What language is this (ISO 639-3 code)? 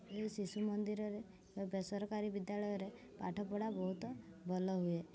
ori